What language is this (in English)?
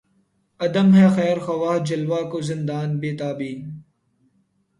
Urdu